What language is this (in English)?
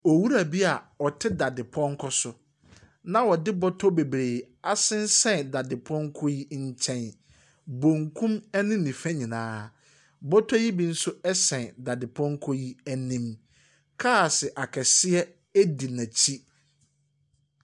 Akan